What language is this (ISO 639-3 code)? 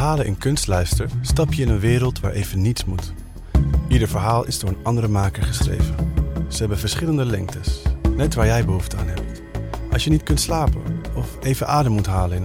nld